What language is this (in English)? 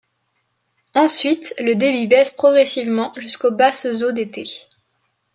French